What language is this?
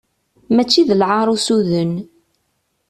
Kabyle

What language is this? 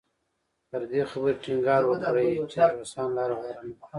Pashto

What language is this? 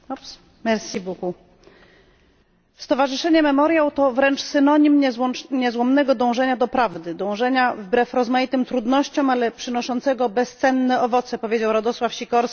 Polish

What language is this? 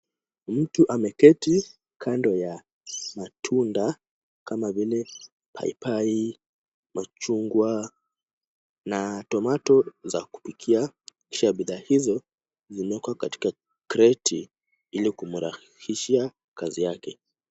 Swahili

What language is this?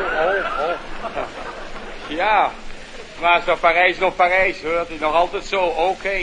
Dutch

